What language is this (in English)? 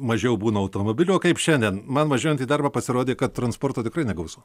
Lithuanian